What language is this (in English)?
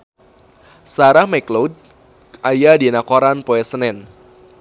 Sundanese